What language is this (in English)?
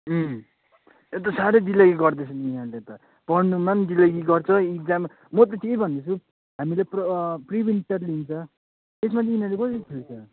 Nepali